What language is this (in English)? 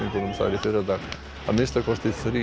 Icelandic